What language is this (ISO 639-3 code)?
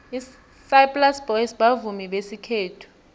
nbl